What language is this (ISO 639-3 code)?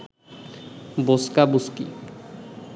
ben